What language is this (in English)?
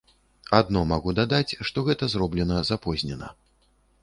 Belarusian